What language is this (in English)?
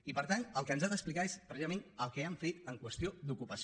Catalan